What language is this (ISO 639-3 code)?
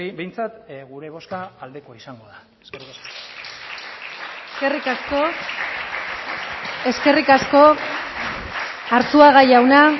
eus